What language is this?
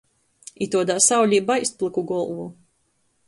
Latgalian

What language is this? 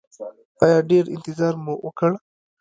Pashto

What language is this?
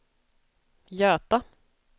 Swedish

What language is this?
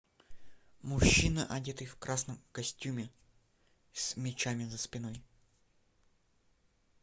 Russian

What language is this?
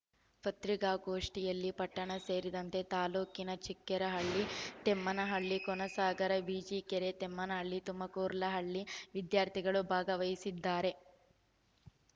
Kannada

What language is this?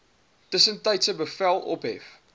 Afrikaans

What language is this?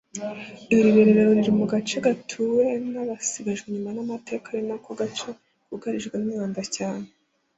Kinyarwanda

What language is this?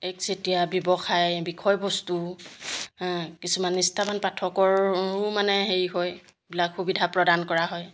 Assamese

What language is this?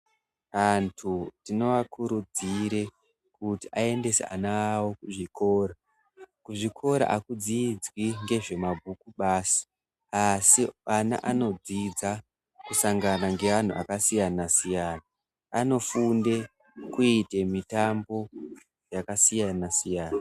Ndau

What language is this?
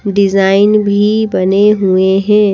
Hindi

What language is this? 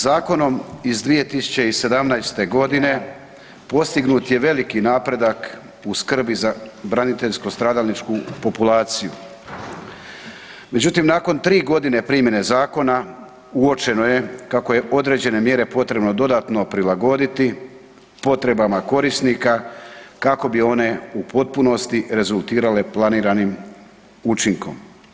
Croatian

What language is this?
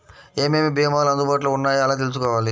Telugu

